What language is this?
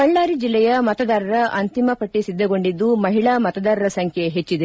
Kannada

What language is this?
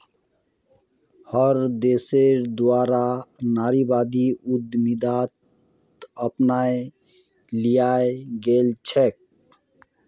Magahi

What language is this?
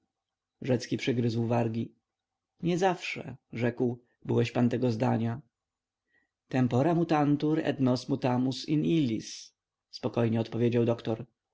Polish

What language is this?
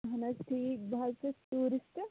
Kashmiri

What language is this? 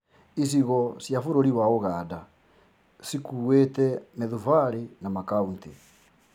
Kikuyu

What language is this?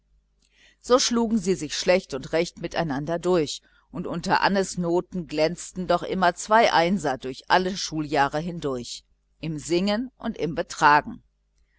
German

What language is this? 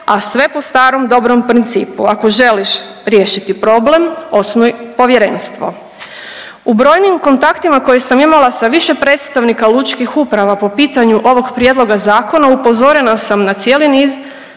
Croatian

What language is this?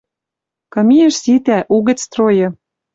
Western Mari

